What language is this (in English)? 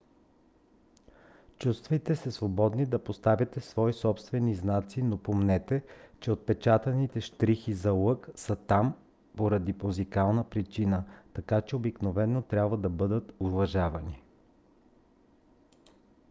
Bulgarian